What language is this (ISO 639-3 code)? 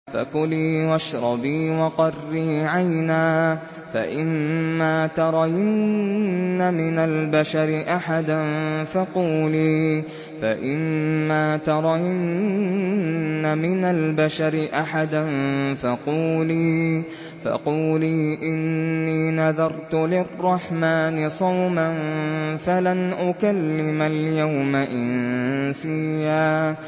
ara